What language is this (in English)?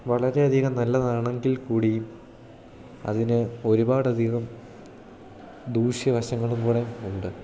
Malayalam